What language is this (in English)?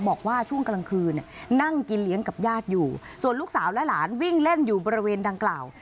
Thai